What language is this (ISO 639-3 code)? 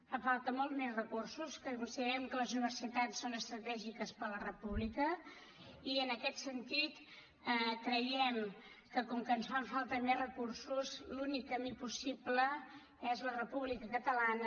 cat